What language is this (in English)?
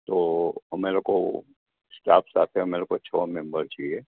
Gujarati